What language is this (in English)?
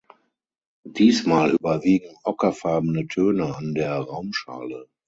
German